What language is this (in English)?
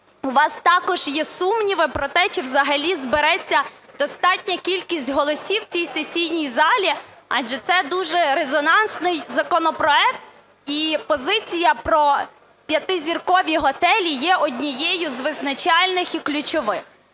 Ukrainian